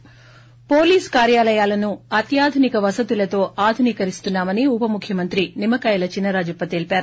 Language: Telugu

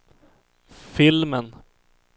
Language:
Swedish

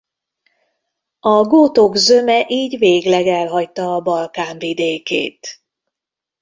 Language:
Hungarian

